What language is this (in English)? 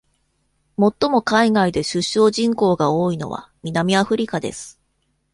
Japanese